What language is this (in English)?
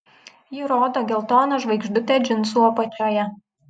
Lithuanian